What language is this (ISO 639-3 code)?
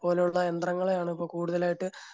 mal